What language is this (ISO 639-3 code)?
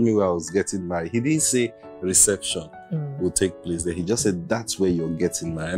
eng